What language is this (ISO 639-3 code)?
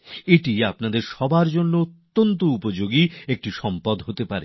ben